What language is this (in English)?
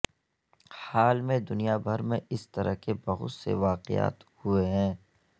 Urdu